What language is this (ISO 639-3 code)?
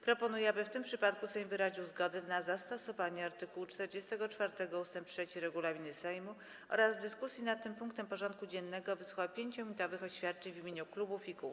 pol